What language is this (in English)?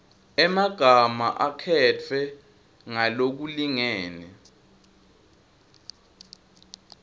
Swati